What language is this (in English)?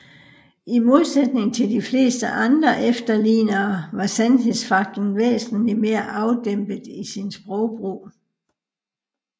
Danish